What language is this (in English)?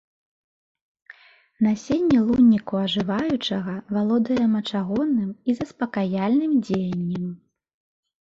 Belarusian